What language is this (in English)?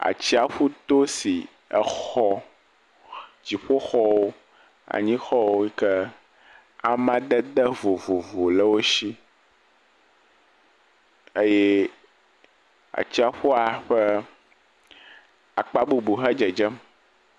Ewe